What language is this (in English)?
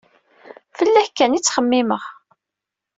Kabyle